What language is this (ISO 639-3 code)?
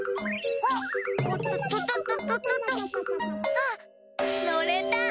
jpn